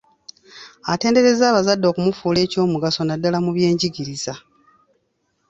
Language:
Ganda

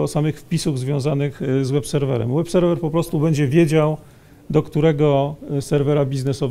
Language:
Polish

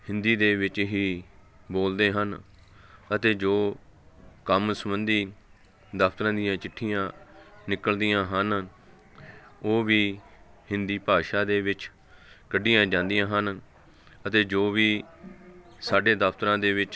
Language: Punjabi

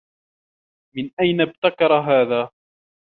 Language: Arabic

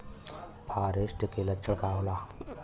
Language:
Bhojpuri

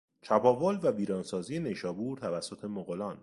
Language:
Persian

